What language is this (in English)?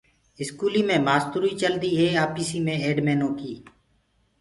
Gurgula